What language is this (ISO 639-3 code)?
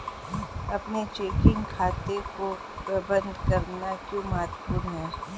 hin